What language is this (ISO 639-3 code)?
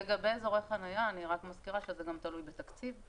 heb